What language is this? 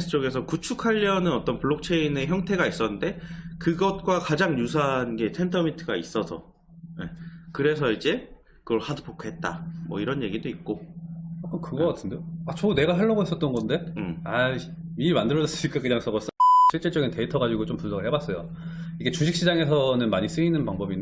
Korean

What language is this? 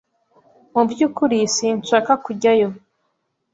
Kinyarwanda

